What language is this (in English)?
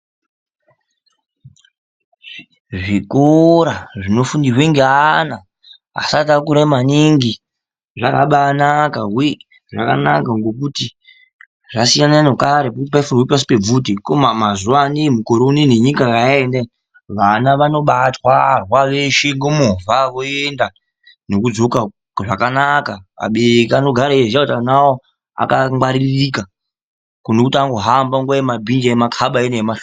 Ndau